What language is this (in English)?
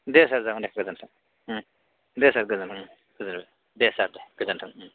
Bodo